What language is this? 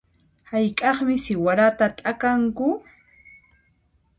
Puno Quechua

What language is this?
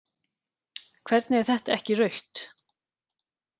Icelandic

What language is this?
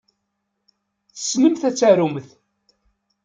Kabyle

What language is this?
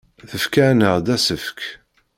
Kabyle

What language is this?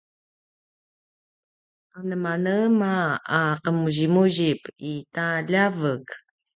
Paiwan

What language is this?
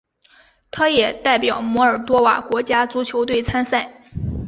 Chinese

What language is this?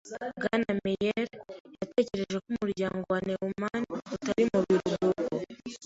Kinyarwanda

